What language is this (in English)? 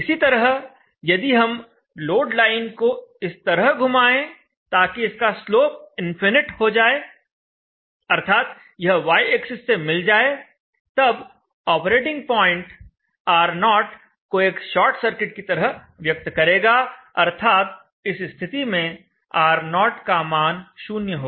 Hindi